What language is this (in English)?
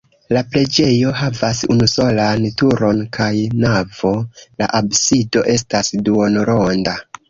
Esperanto